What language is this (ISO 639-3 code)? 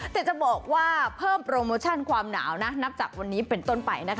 tha